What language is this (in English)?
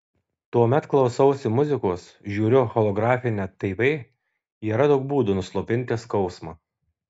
Lithuanian